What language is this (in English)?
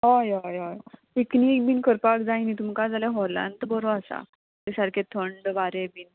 Konkani